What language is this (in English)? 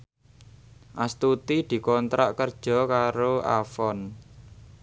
Javanese